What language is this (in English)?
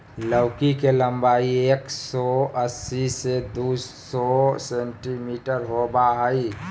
Magahi